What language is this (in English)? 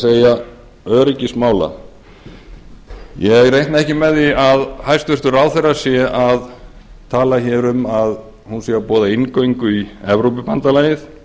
Icelandic